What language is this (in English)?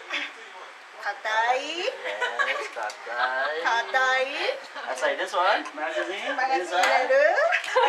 Japanese